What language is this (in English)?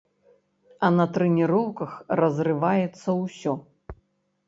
Belarusian